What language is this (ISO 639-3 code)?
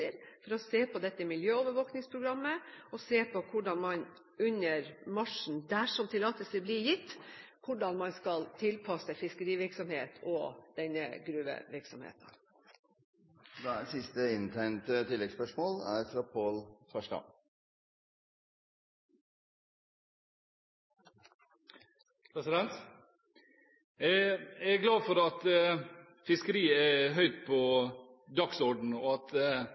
nor